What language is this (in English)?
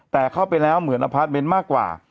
Thai